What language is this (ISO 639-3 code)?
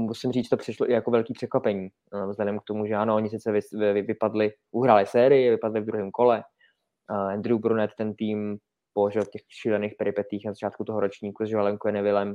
ces